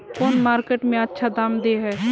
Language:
Magahi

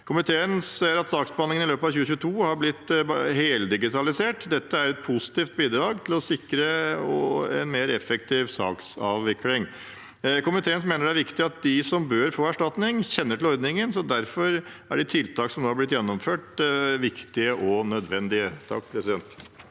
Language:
Norwegian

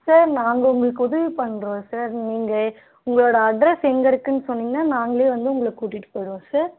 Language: Tamil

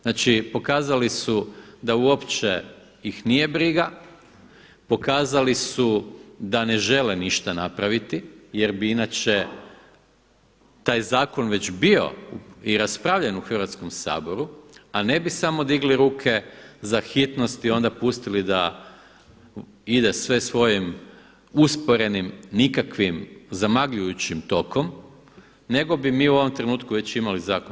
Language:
Croatian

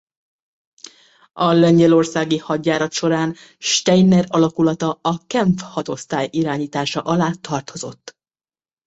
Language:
Hungarian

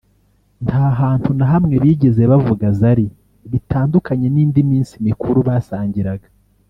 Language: Kinyarwanda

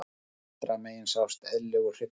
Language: Icelandic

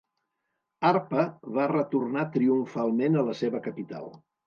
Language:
Catalan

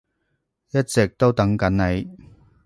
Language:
Cantonese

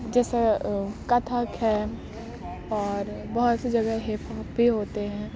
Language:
Urdu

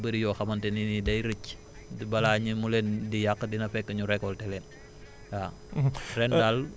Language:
Wolof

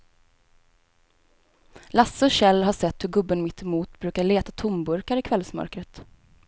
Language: Swedish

